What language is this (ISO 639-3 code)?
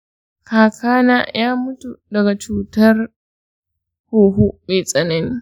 hau